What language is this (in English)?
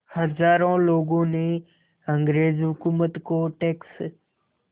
Hindi